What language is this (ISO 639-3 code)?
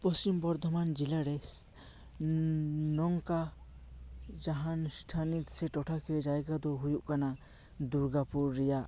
sat